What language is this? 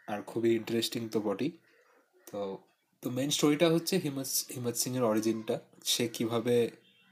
Bangla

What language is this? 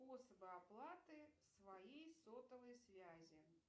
Russian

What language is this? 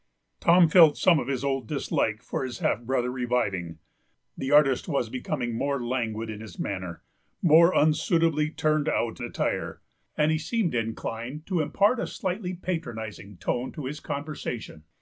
English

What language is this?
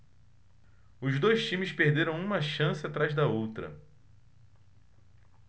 Portuguese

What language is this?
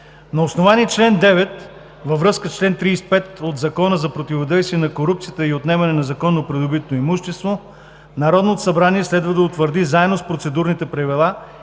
Bulgarian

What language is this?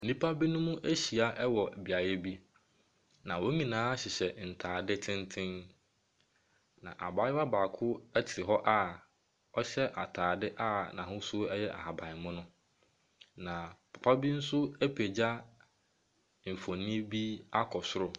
Akan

